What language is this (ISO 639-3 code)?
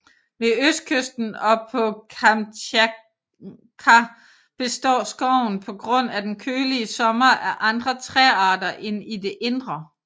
dan